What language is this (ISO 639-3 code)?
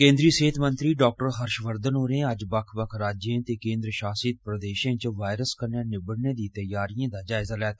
doi